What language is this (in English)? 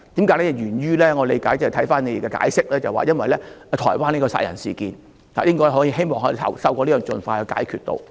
Cantonese